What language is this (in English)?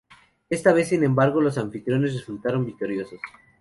Spanish